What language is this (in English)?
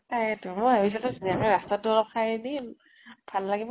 Assamese